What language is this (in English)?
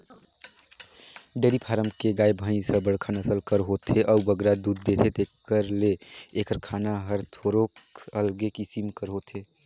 Chhattisgarhi